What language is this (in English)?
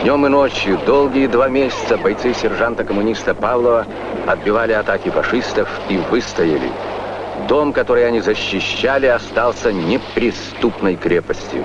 Russian